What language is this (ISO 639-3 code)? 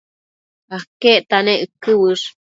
mcf